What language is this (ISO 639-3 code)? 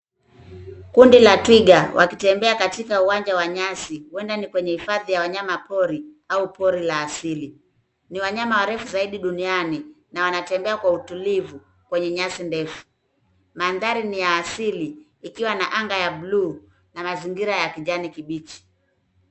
swa